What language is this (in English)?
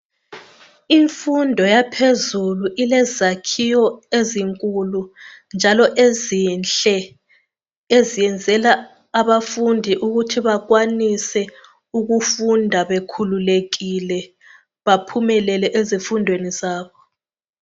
North Ndebele